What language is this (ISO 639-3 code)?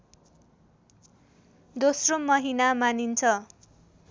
nep